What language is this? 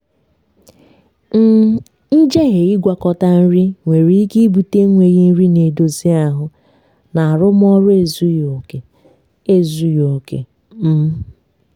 Igbo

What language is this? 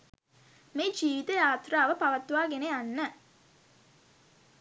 Sinhala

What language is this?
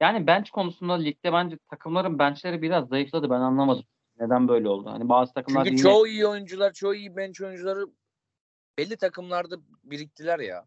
Turkish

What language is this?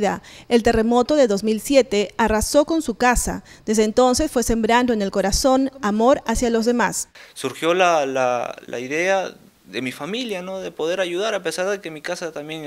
Spanish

